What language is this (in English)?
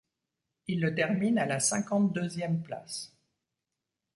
French